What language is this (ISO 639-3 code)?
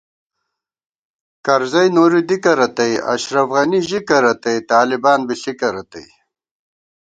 gwt